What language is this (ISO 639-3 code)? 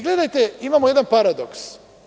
srp